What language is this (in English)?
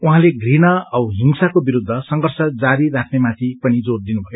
Nepali